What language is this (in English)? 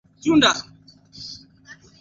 Swahili